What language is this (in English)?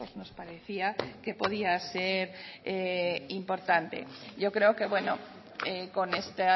Spanish